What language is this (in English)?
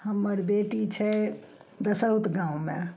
Maithili